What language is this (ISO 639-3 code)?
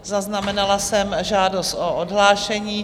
ces